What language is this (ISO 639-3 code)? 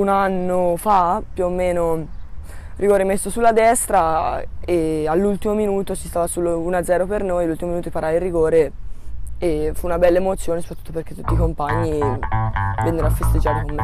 ita